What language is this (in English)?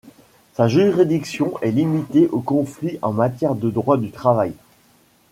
French